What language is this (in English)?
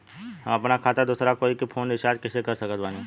Bhojpuri